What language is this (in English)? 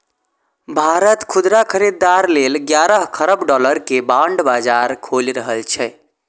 Maithili